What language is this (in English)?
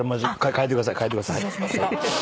Japanese